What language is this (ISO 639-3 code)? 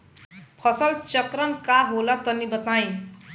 bho